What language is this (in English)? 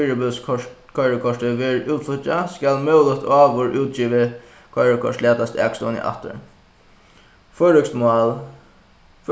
Faroese